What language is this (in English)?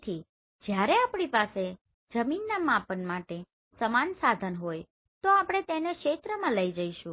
Gujarati